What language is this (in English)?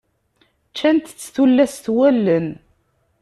Kabyle